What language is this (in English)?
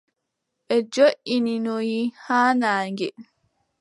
Adamawa Fulfulde